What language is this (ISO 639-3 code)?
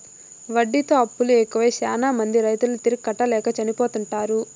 tel